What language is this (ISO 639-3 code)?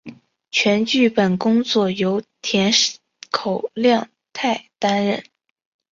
zho